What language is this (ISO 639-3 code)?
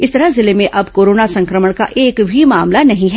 hin